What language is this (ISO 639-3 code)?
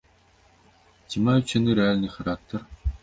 bel